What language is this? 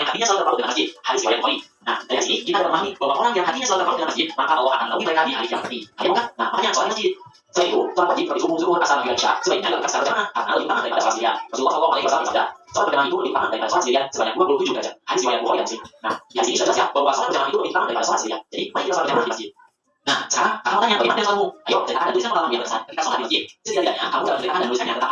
Indonesian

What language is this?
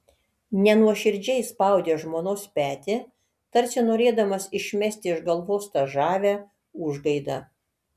Lithuanian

